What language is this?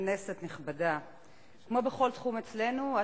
Hebrew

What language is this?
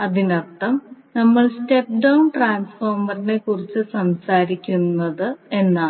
Malayalam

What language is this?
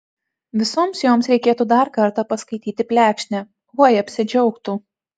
Lithuanian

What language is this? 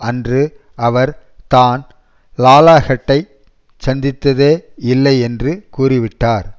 Tamil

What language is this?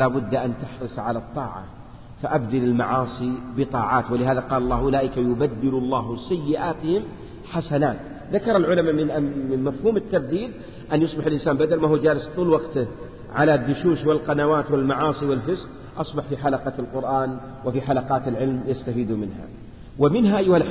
Arabic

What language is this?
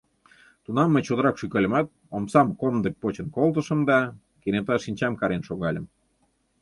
Mari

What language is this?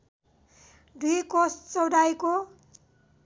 Nepali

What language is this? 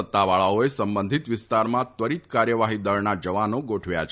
Gujarati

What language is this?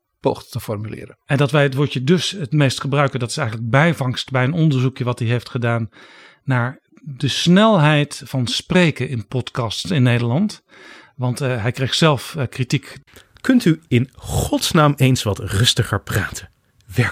Dutch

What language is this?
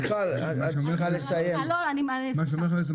Hebrew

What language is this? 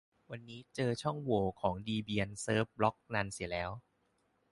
Thai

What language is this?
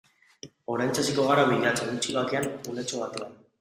Basque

